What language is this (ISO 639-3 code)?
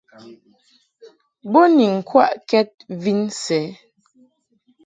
mhk